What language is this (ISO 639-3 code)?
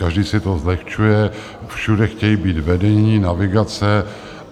ces